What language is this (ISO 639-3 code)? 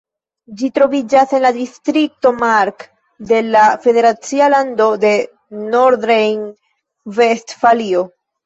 epo